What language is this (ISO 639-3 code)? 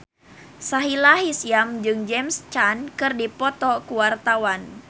sun